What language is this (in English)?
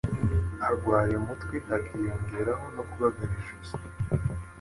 Kinyarwanda